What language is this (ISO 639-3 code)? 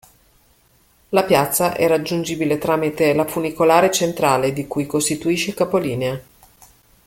ita